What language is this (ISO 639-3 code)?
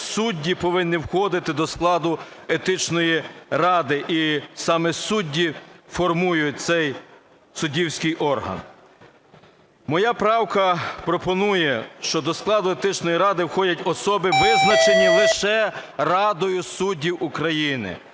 ukr